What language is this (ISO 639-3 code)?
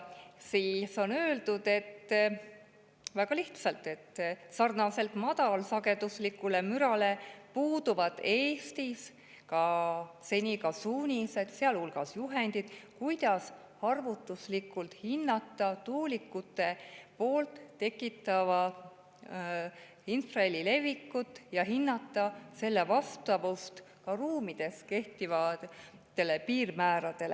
est